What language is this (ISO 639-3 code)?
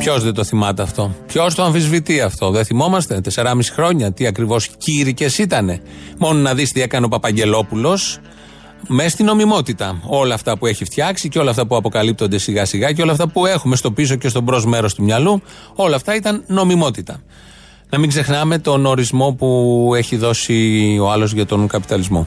ell